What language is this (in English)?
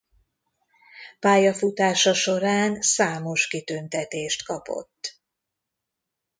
Hungarian